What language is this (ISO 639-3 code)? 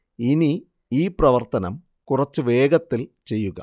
mal